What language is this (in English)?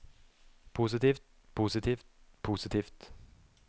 Norwegian